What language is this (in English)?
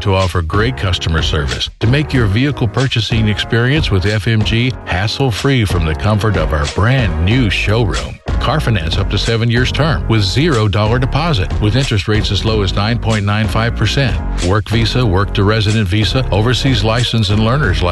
Filipino